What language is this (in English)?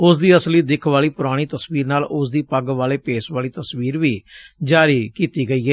Punjabi